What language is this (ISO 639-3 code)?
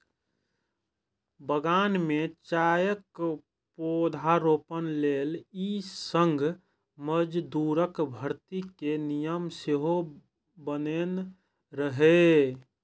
mai